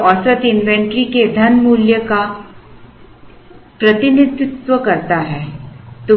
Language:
Hindi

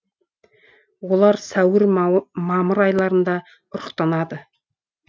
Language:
Kazakh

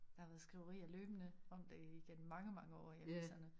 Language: Danish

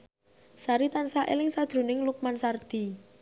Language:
Javanese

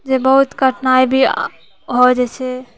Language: Maithili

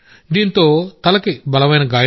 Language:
Telugu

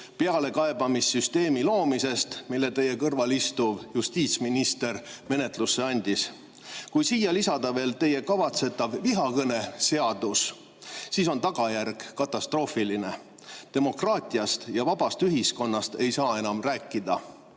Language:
Estonian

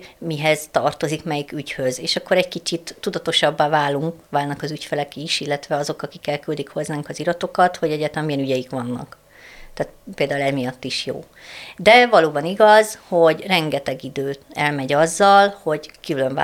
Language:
Hungarian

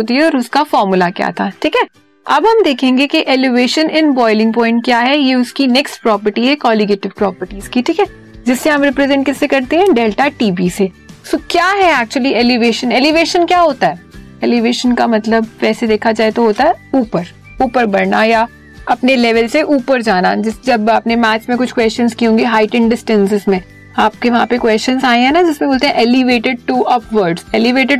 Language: Hindi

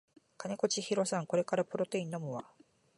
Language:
Japanese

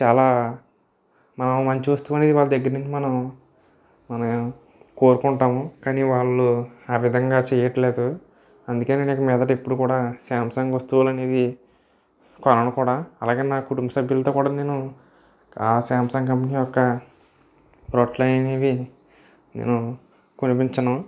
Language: Telugu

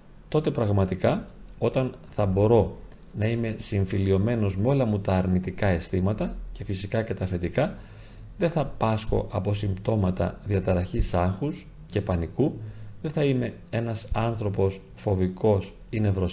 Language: Greek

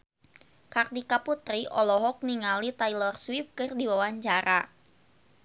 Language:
Sundanese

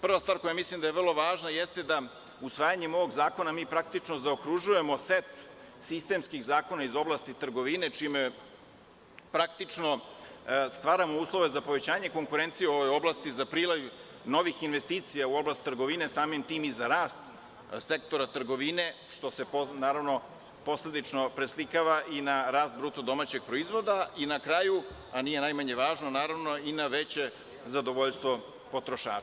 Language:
Serbian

